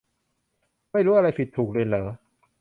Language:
Thai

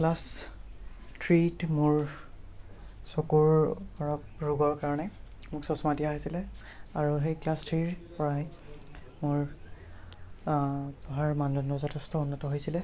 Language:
Assamese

